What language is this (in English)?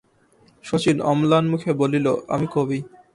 Bangla